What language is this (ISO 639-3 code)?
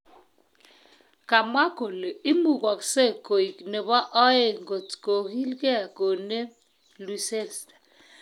kln